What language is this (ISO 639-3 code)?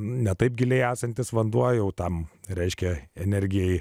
lit